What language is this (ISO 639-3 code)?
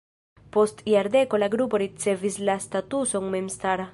epo